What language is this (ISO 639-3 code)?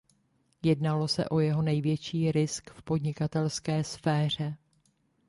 ces